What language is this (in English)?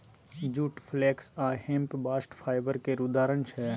Maithili